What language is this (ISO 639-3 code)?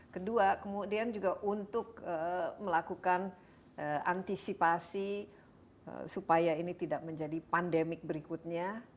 ind